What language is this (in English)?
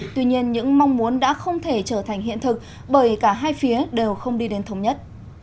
Vietnamese